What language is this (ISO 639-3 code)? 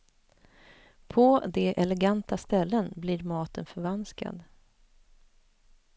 swe